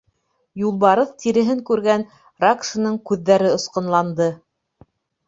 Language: Bashkir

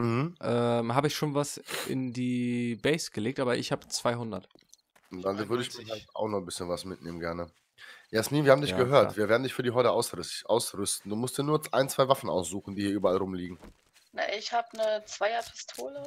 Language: German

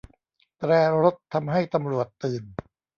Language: Thai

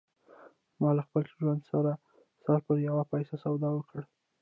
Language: Pashto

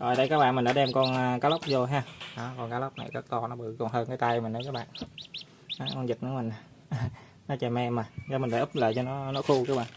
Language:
Vietnamese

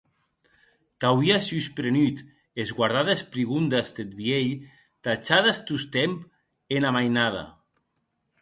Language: Occitan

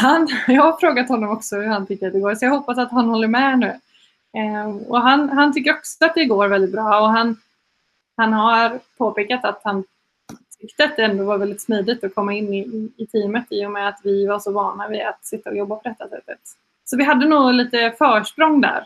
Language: Swedish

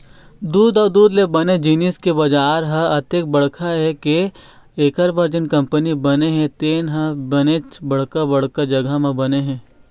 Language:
Chhattisgarhi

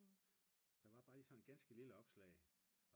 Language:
Danish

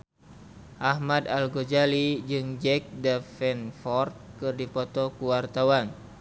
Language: Sundanese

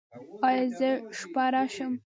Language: Pashto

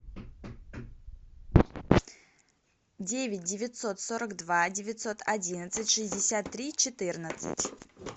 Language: Russian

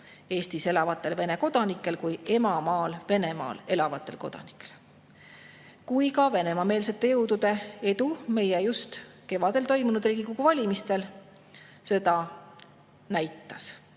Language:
Estonian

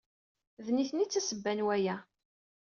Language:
Kabyle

